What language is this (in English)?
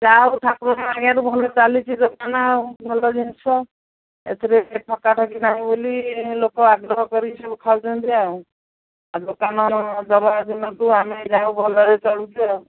Odia